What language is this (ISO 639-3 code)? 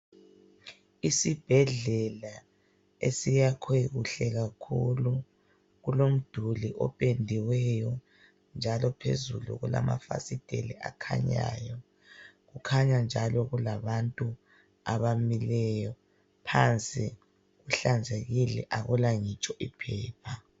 nde